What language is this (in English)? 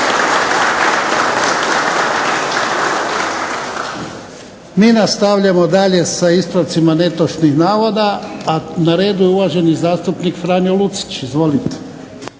Croatian